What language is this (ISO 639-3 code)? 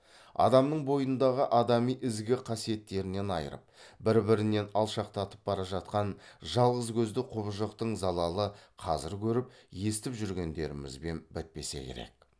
kaz